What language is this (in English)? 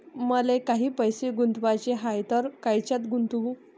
Marathi